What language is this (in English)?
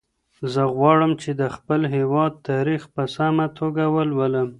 Pashto